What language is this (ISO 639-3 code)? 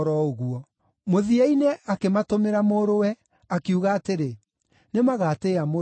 kik